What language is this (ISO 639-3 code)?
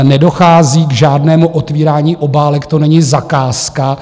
ces